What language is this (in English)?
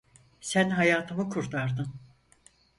Turkish